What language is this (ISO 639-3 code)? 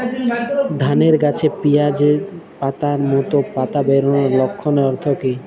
ben